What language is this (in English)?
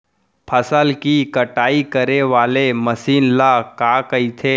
Chhattisgarhi